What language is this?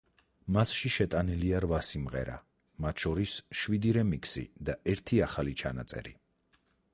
Georgian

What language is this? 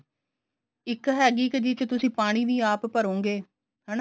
Punjabi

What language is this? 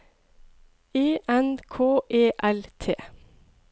Norwegian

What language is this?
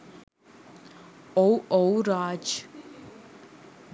Sinhala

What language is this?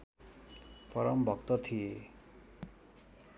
Nepali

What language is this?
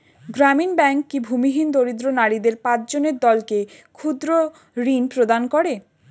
Bangla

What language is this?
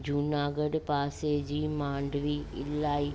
Sindhi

